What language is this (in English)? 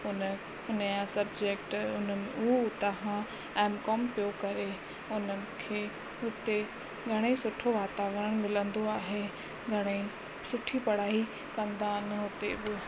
Sindhi